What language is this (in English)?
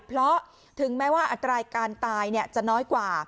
Thai